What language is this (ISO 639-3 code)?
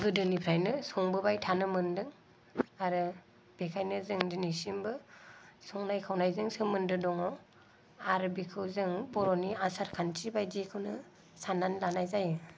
brx